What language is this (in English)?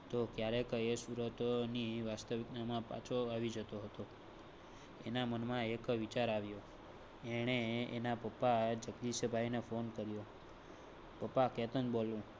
Gujarati